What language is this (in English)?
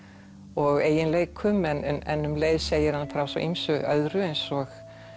Icelandic